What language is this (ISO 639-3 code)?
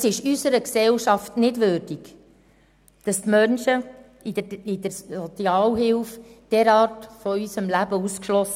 gsw